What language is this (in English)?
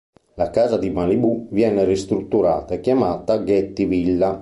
Italian